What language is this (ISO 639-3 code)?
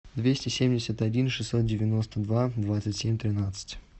rus